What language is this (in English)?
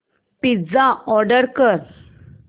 Marathi